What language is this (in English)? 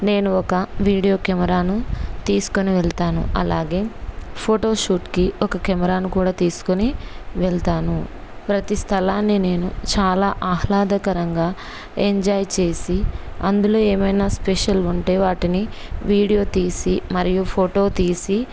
Telugu